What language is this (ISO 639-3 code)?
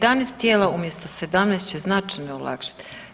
hrv